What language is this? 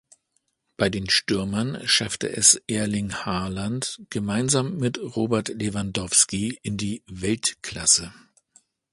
German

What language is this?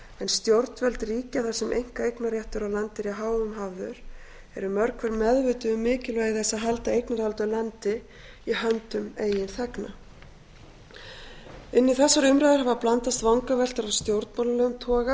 Icelandic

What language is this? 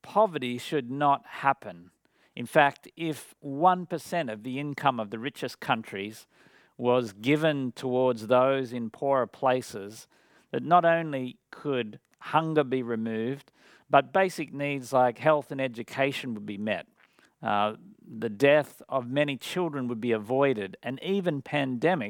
English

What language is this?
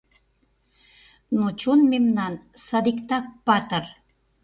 Mari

